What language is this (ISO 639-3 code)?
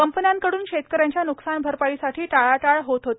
mar